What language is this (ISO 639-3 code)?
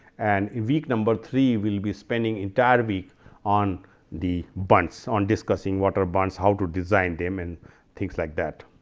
eng